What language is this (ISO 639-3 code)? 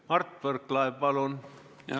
est